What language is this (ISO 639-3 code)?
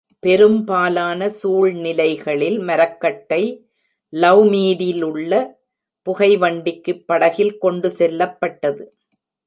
tam